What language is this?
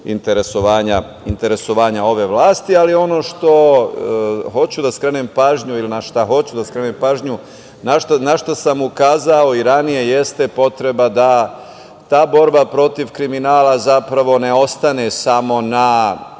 Serbian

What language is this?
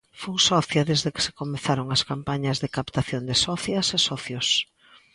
Galician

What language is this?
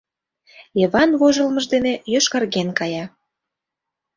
Mari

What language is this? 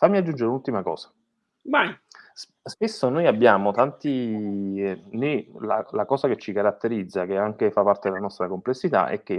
Italian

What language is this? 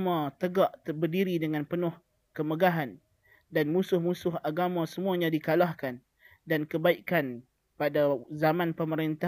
Malay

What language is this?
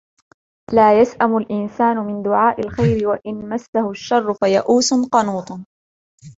Arabic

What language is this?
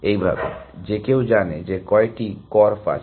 Bangla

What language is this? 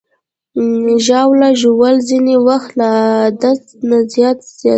Pashto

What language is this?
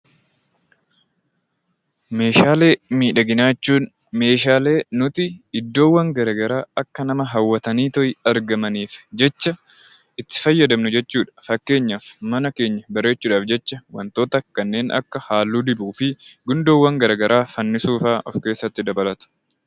Oromo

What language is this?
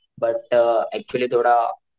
Marathi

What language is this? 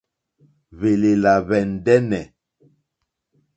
Mokpwe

